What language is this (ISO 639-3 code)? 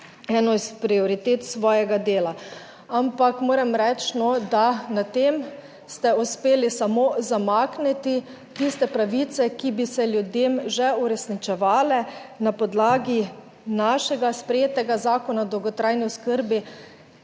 slv